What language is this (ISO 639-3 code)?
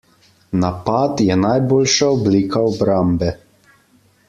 slv